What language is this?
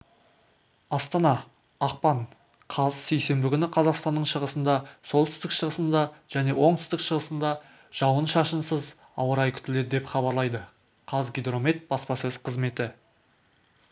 Kazakh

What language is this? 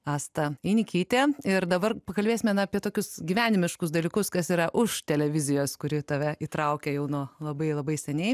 Lithuanian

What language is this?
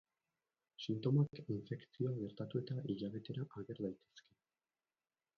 Basque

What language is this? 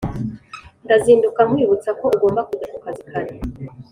Kinyarwanda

